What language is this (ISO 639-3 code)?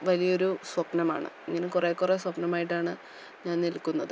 mal